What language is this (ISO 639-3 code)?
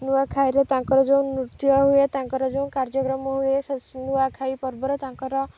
ori